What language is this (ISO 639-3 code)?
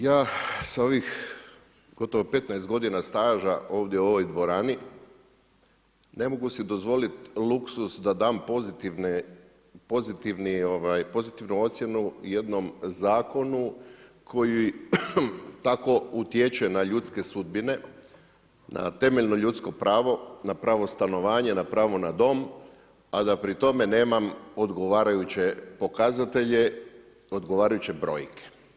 hrv